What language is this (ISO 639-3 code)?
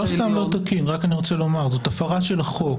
heb